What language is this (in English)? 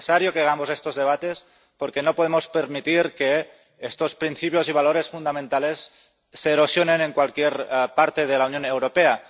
Spanish